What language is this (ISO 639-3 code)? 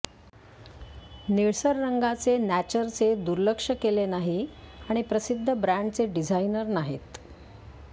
mar